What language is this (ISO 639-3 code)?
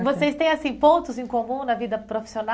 por